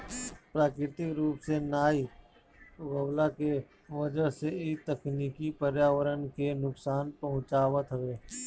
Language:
Bhojpuri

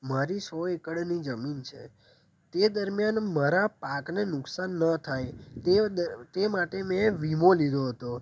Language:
Gujarati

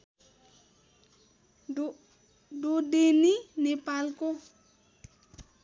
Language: Nepali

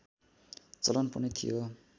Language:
Nepali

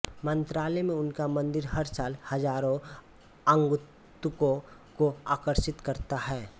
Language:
Hindi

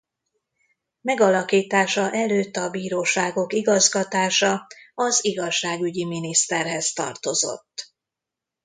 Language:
Hungarian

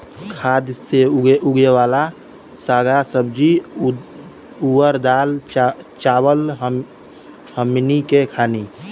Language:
Bhojpuri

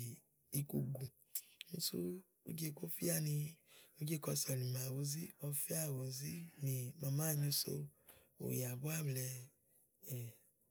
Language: Igo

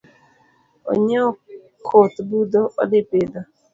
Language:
Luo (Kenya and Tanzania)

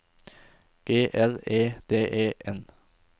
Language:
Norwegian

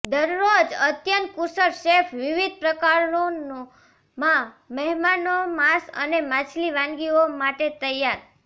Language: Gujarati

